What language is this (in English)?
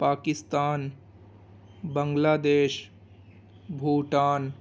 Urdu